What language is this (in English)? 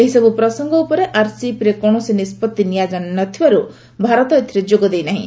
Odia